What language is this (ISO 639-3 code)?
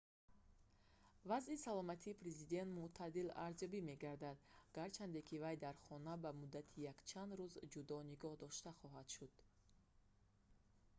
tgk